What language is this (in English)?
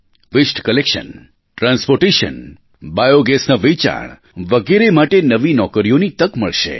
Gujarati